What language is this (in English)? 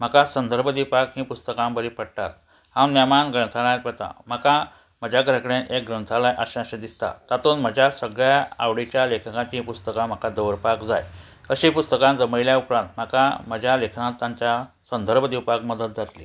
Konkani